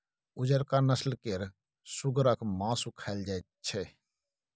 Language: Maithili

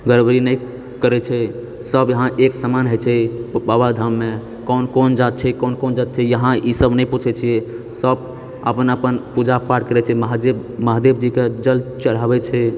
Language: Maithili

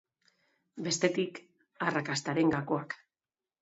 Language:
Basque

